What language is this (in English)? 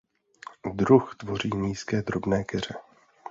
Czech